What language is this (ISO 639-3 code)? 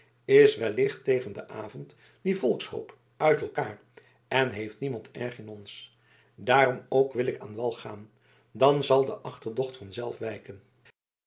nld